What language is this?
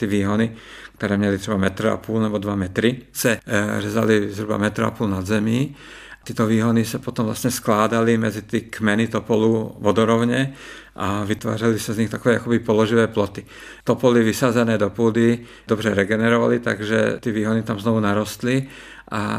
Czech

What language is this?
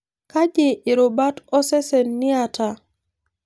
Masai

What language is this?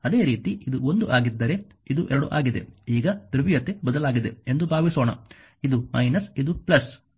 Kannada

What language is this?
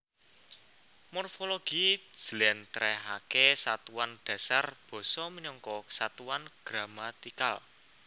Javanese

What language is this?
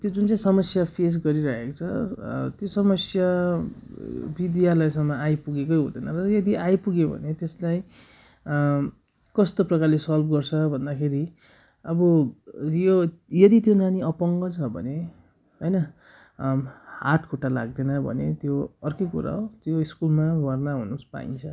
Nepali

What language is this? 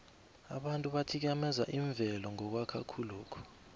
South Ndebele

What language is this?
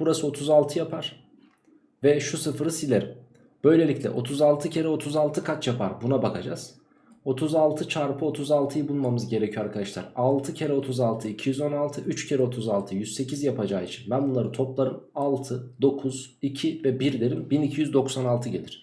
Turkish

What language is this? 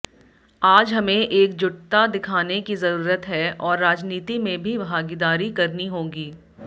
Hindi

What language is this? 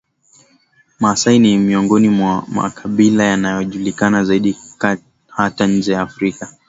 Swahili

